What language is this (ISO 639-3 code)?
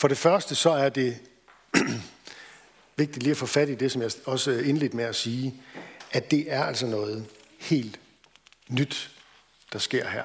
dan